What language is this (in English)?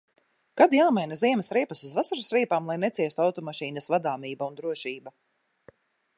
Latvian